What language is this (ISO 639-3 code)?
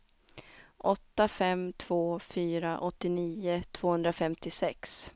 swe